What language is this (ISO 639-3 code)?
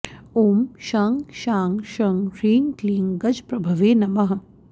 san